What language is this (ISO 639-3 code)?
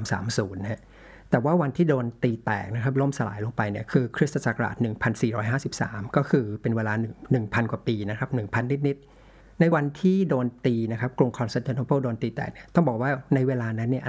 tha